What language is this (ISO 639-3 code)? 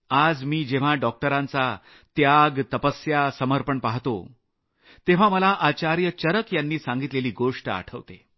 mar